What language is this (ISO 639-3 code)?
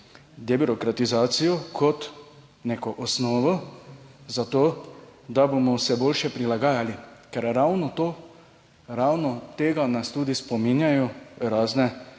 slv